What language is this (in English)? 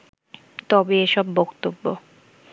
Bangla